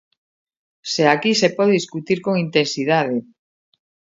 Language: Galician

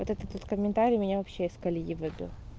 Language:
Russian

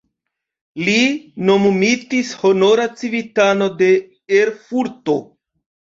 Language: Esperanto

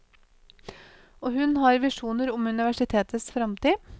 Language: Norwegian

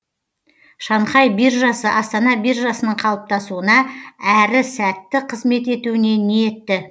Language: Kazakh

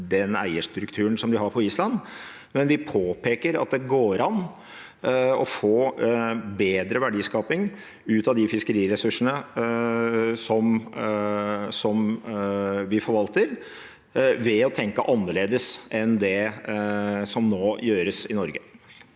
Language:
Norwegian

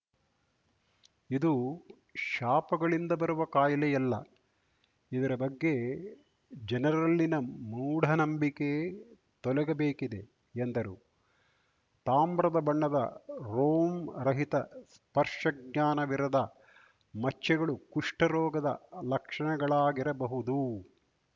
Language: Kannada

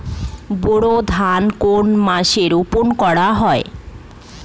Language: Bangla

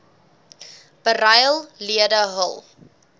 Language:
Afrikaans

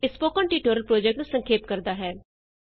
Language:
Punjabi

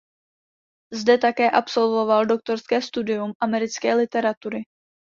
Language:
Czech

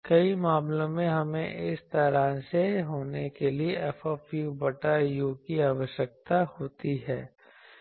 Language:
Hindi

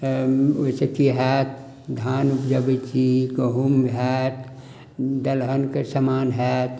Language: Maithili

